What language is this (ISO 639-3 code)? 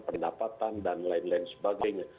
ind